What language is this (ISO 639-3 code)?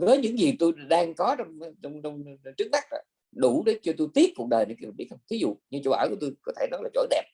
vie